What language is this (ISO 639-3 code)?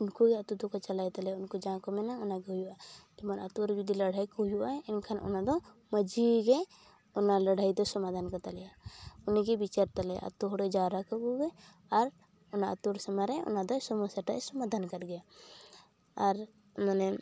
sat